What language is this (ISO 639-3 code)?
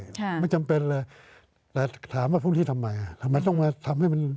tha